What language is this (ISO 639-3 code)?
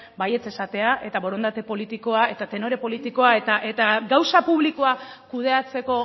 eus